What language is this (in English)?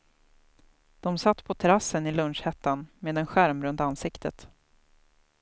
Swedish